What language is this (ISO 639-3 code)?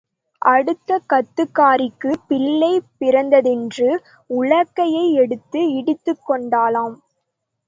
tam